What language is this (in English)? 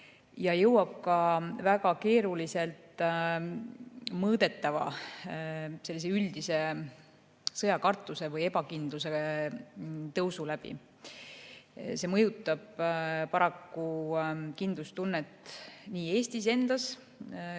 Estonian